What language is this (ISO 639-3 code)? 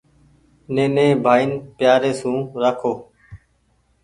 gig